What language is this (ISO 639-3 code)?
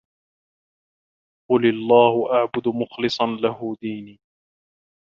ara